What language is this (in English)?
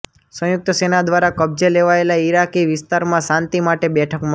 Gujarati